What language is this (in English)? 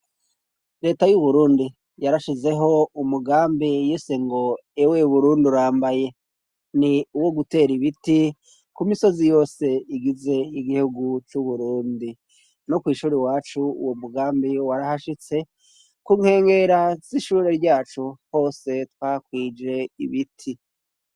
Rundi